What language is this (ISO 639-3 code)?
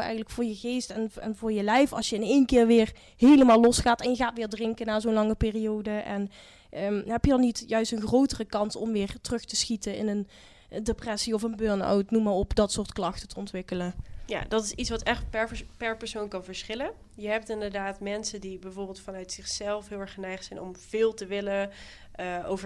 nld